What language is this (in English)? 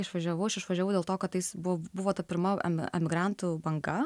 Lithuanian